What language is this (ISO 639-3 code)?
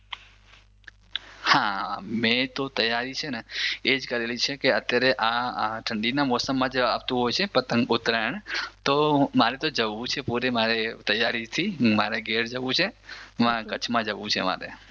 guj